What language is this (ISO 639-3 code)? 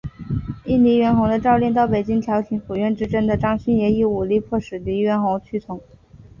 zho